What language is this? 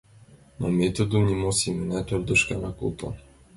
Mari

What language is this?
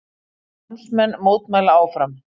Icelandic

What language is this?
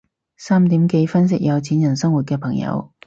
Cantonese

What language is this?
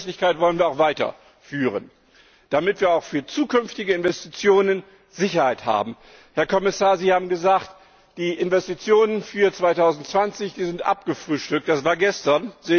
German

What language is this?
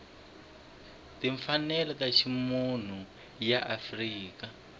Tsonga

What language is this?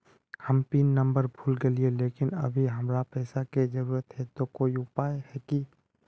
Magahi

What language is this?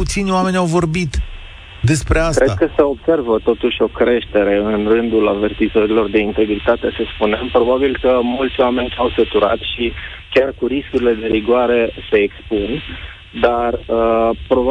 Romanian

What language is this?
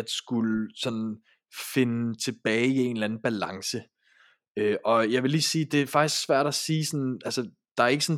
Danish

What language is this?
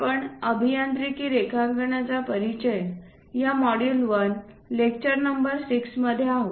Marathi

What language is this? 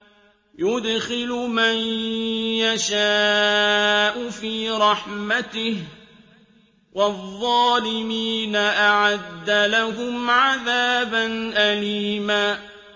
Arabic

